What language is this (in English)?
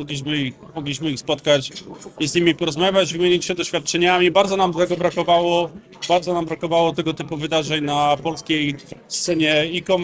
Polish